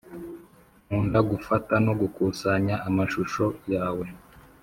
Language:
Kinyarwanda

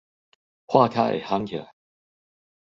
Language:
Min Nan Chinese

